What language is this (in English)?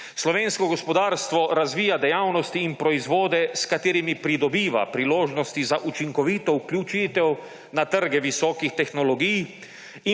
Slovenian